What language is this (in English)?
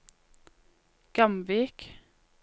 Norwegian